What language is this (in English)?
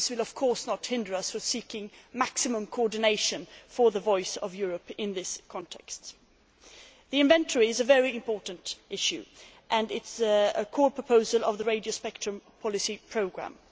English